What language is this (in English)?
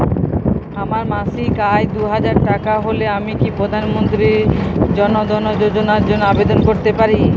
Bangla